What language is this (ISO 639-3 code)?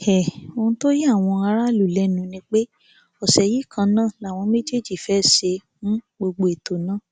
yor